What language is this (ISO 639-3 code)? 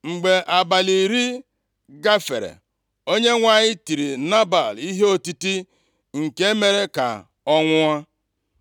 ibo